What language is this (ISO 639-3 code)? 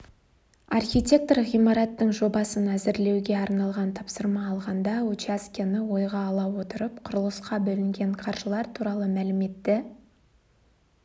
kaz